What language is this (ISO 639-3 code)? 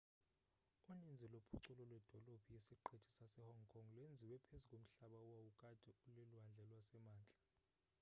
xho